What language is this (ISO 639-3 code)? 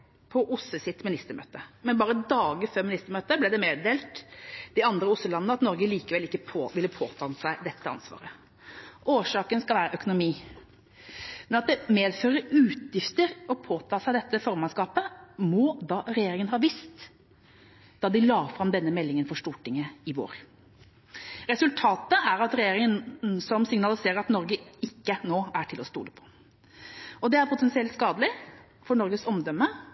nob